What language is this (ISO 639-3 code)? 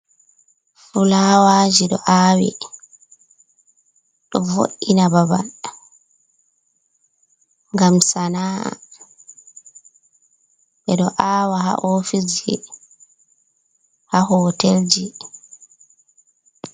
ful